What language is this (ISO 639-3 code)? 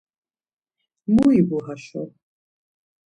lzz